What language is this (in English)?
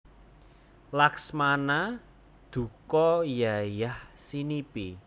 Javanese